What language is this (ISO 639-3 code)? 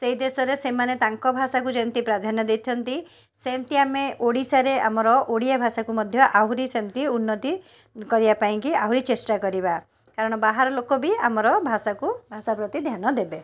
ori